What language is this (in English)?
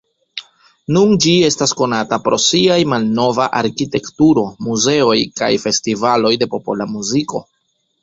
Esperanto